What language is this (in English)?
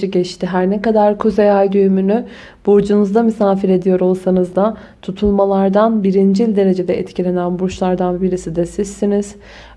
Turkish